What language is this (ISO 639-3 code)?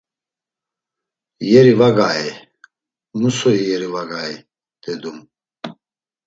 lzz